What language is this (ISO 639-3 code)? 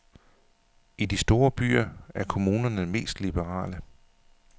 dan